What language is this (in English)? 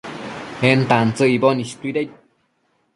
Matsés